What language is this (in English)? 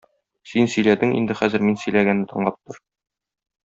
Tatar